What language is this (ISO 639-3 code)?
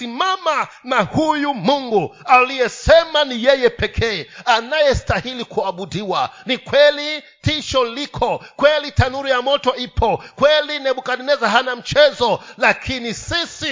swa